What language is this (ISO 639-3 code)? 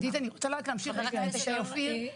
heb